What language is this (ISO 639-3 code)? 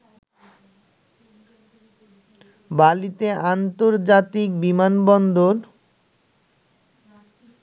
ben